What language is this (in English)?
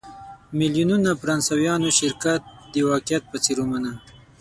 Pashto